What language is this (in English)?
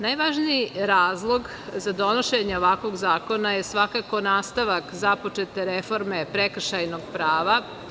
Serbian